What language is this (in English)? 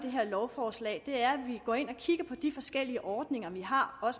Danish